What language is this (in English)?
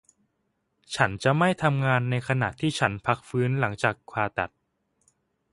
Thai